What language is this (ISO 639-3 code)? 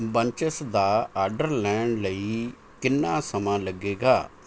pan